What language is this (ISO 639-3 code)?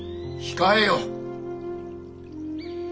jpn